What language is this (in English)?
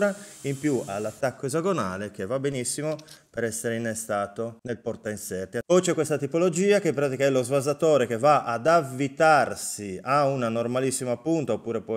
Italian